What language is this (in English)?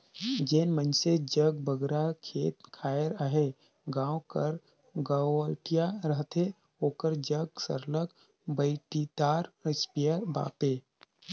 Chhattisgarhi